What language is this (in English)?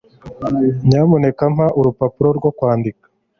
Kinyarwanda